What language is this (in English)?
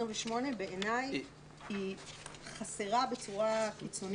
Hebrew